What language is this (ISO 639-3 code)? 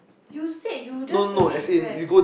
eng